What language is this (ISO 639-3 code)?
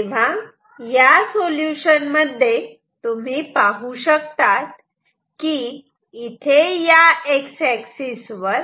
mar